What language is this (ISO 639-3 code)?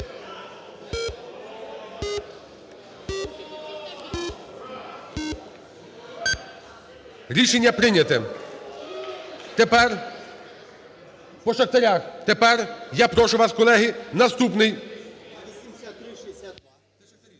ukr